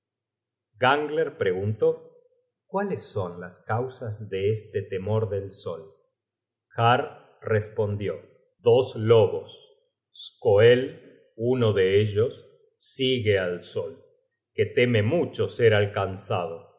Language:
Spanish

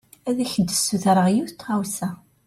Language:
Kabyle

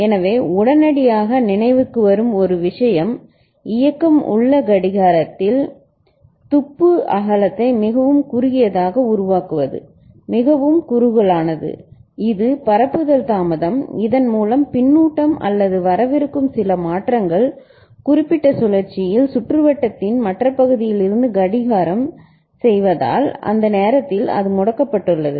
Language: Tamil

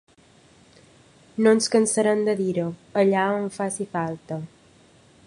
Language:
Catalan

